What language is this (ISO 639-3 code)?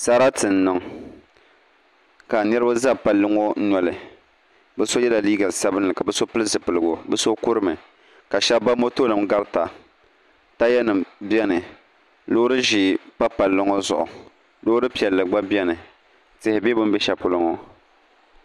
dag